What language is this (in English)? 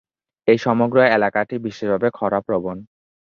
Bangla